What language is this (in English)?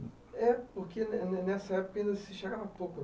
Portuguese